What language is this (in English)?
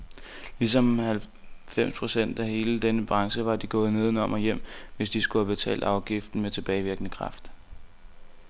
Danish